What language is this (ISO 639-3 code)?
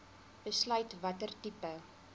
afr